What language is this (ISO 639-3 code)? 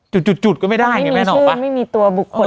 tha